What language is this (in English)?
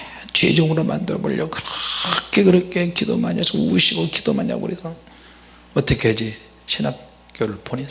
Korean